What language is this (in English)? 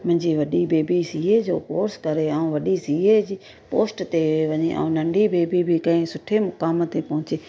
Sindhi